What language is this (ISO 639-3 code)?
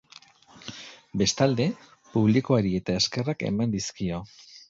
eus